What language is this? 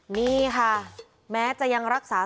Thai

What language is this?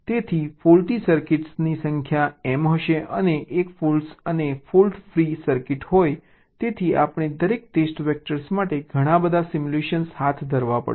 Gujarati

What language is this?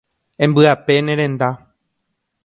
Guarani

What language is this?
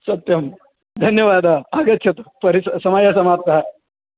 Sanskrit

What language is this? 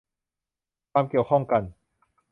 Thai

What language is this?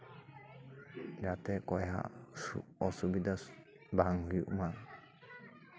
Santali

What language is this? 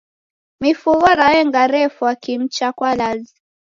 Taita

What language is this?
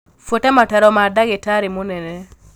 Kikuyu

